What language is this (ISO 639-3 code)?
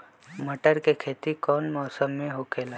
mag